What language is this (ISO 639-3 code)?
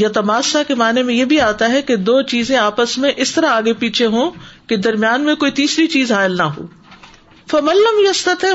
urd